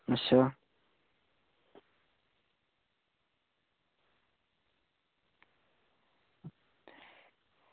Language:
Dogri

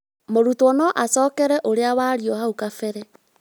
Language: Kikuyu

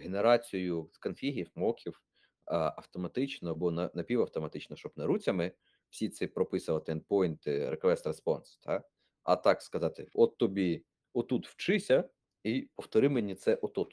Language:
Ukrainian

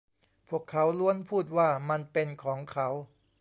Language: Thai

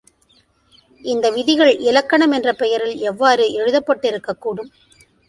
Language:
Tamil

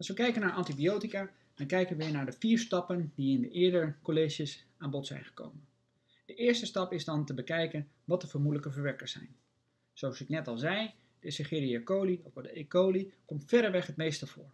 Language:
Dutch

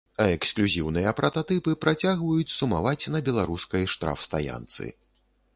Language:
Belarusian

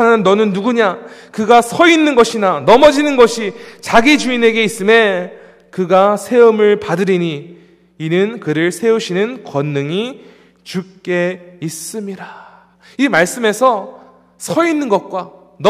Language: Korean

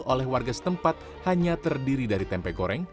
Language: Indonesian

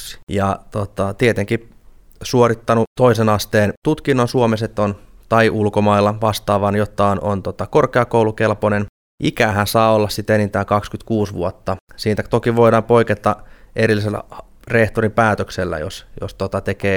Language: Finnish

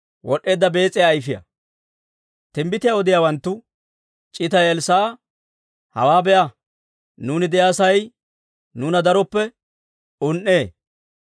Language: Dawro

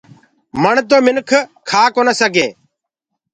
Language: Gurgula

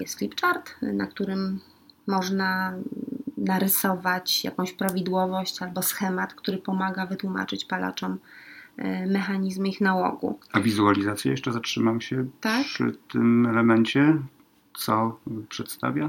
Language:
Polish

